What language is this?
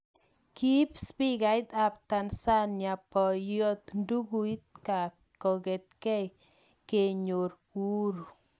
Kalenjin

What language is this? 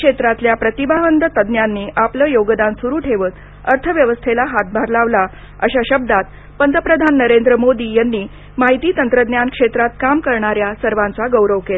Marathi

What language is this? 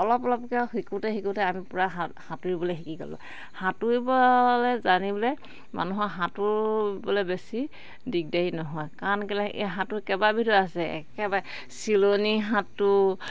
Assamese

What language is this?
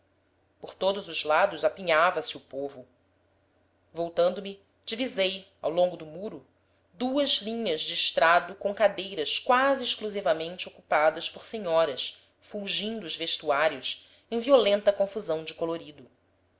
Portuguese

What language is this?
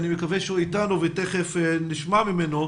Hebrew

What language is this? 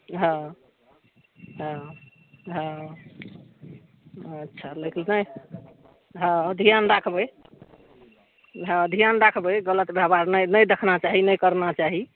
Maithili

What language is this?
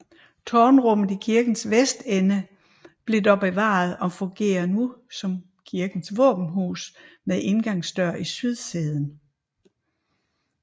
Danish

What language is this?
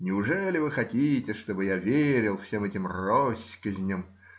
Russian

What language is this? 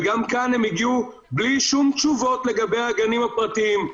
Hebrew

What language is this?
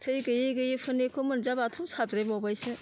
Bodo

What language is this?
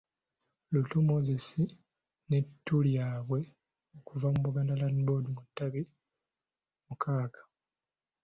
Ganda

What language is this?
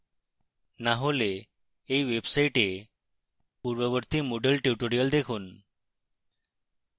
Bangla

